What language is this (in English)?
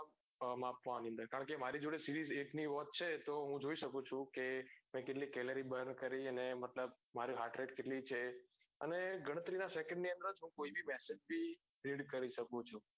Gujarati